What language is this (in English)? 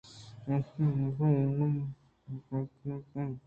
Eastern Balochi